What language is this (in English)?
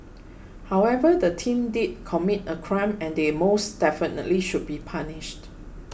English